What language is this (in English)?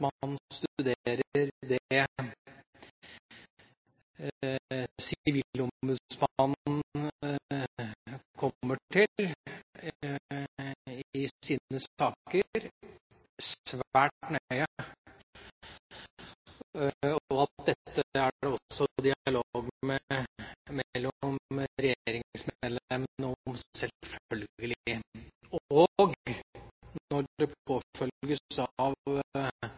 Norwegian Bokmål